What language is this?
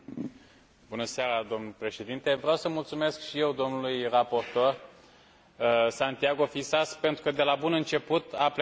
Romanian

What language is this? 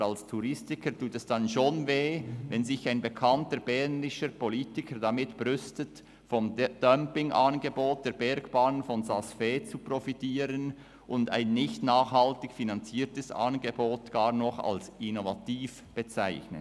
Swiss German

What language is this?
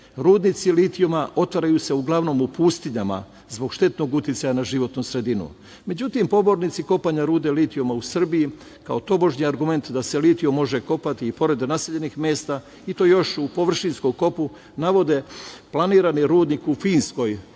Serbian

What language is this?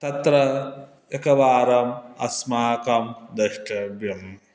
Sanskrit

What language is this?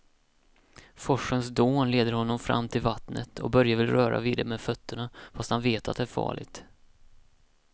Swedish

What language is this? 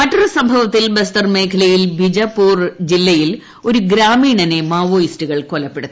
Malayalam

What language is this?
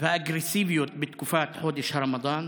Hebrew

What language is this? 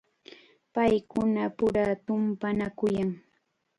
Chiquián Ancash Quechua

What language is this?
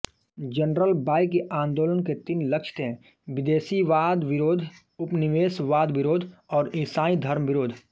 Hindi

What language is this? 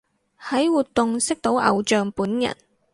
Cantonese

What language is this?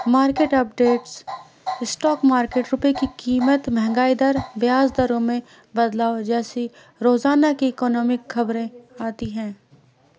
Urdu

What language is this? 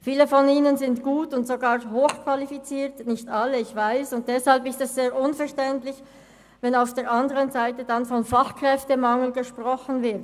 Swiss German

